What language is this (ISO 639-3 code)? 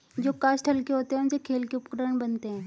hin